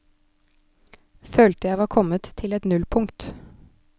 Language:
Norwegian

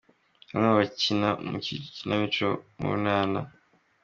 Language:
Kinyarwanda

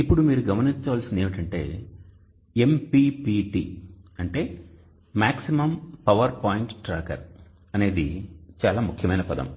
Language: Telugu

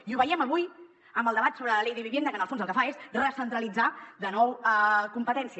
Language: Catalan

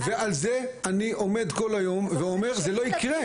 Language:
Hebrew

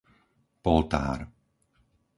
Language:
Slovak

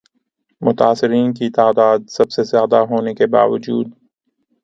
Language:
Urdu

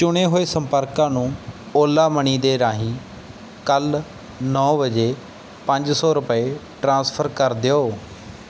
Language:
Punjabi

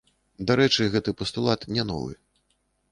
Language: Belarusian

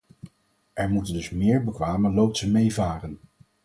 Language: Dutch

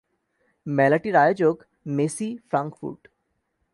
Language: Bangla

